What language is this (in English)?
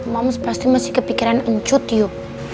Indonesian